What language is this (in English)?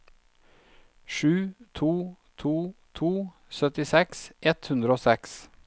Norwegian